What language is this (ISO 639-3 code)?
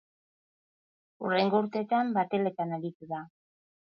eus